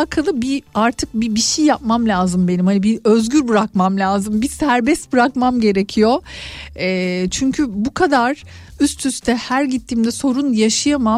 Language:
Turkish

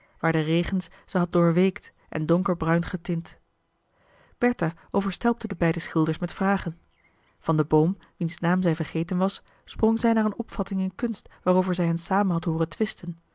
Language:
Dutch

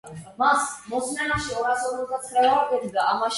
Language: Georgian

